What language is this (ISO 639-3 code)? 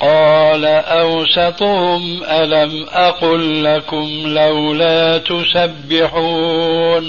ara